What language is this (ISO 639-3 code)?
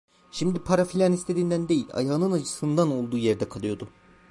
tur